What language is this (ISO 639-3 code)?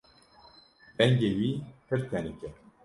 kur